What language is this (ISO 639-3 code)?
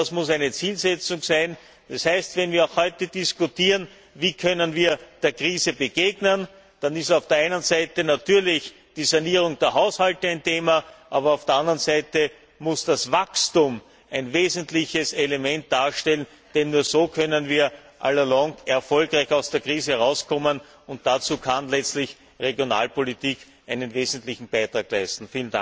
deu